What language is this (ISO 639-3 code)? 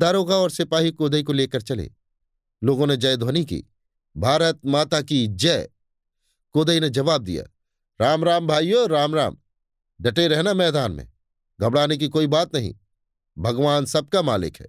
hin